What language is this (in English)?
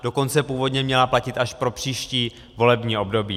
Czech